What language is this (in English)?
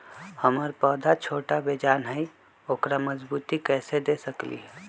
Magahi